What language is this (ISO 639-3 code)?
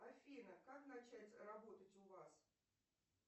rus